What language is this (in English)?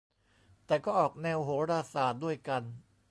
Thai